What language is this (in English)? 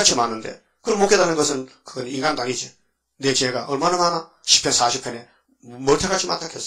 Korean